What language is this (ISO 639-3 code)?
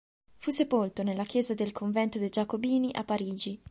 ita